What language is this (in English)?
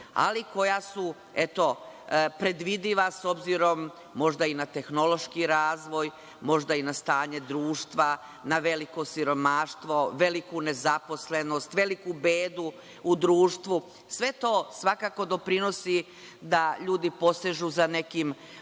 Serbian